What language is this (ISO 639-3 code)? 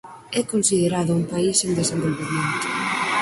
glg